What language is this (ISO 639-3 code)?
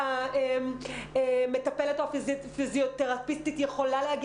heb